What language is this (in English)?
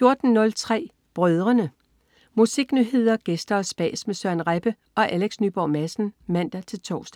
Danish